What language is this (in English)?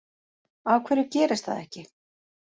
Icelandic